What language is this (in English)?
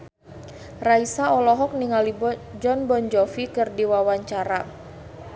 Sundanese